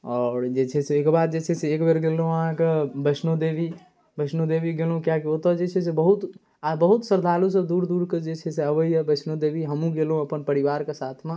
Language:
Maithili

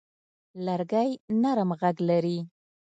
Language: Pashto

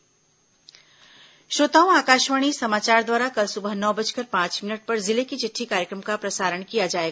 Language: Hindi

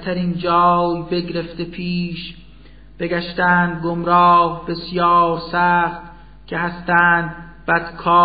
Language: Persian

